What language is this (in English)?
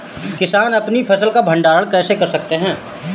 Hindi